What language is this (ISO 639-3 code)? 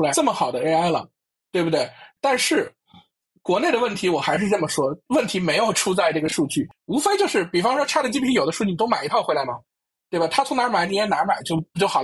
zho